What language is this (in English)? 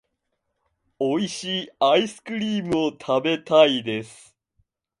Japanese